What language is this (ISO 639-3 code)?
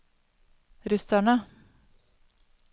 nor